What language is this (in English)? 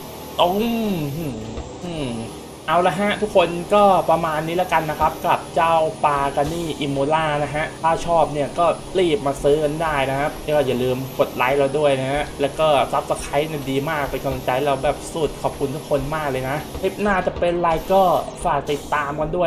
Thai